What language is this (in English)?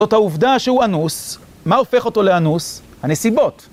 Hebrew